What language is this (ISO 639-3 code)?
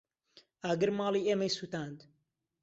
ckb